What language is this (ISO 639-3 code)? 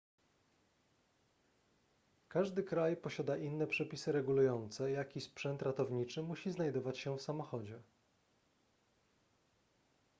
pol